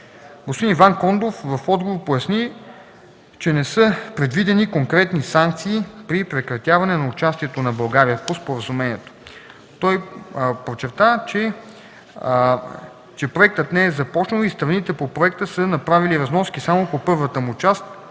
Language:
Bulgarian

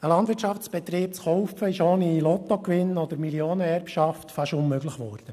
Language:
Swiss German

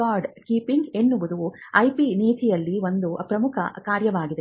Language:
Kannada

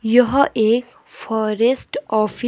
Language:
Hindi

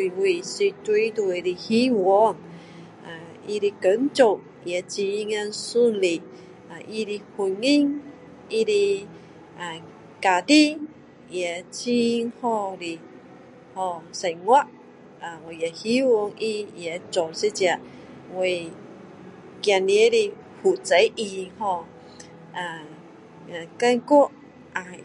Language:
Min Dong Chinese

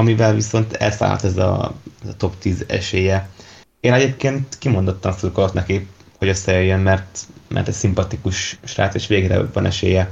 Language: Hungarian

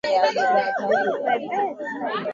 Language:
Swahili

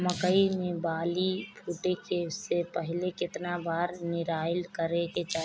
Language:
Bhojpuri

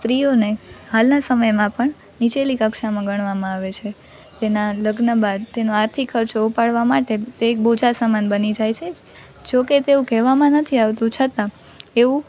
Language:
Gujarati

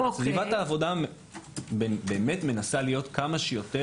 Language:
Hebrew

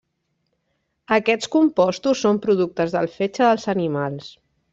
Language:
Catalan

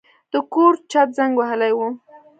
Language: Pashto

